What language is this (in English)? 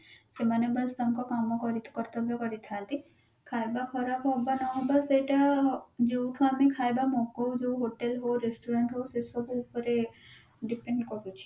Odia